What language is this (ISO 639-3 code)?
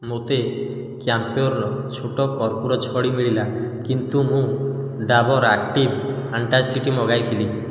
ori